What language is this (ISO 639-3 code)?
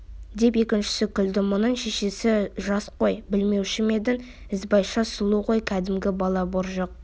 kaz